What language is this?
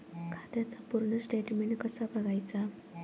Marathi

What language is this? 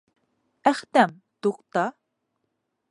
Bashkir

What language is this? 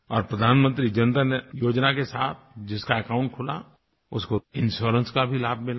Hindi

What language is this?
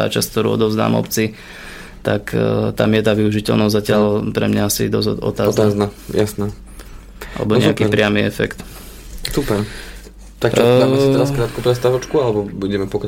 Slovak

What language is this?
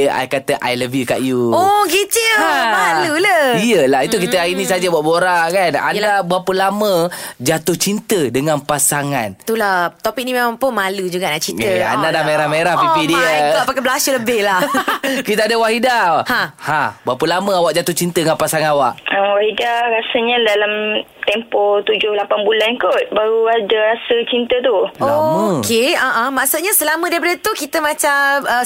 Malay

